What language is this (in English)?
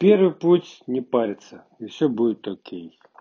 Russian